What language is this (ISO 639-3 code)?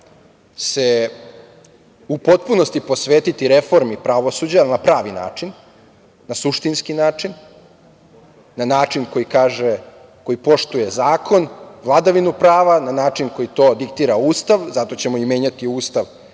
srp